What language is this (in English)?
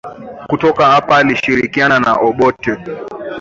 Swahili